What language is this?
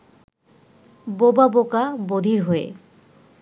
Bangla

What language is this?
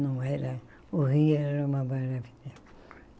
Portuguese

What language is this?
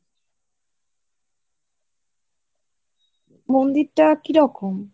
Bangla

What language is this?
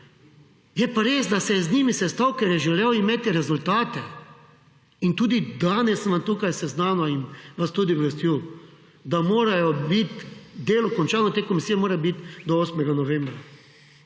Slovenian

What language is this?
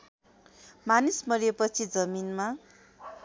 Nepali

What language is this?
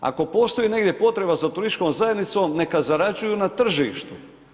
Croatian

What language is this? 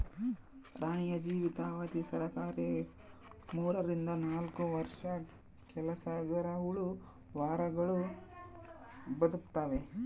Kannada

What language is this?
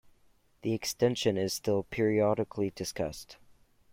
English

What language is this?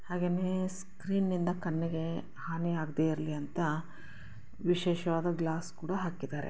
Kannada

